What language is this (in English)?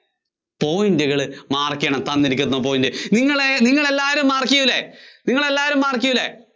Malayalam